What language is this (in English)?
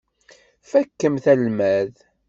Kabyle